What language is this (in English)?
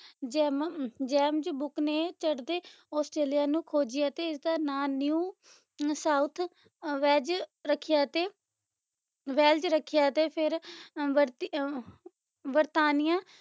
Punjabi